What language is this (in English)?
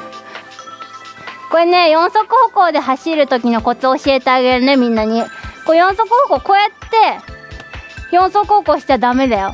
Japanese